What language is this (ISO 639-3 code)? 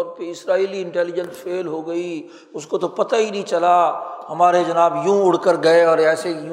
urd